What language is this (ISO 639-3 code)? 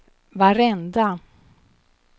swe